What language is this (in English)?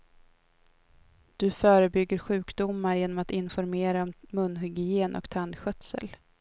Swedish